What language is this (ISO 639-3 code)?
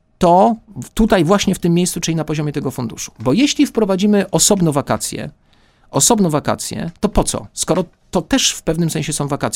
pol